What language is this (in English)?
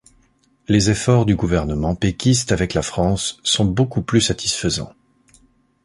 French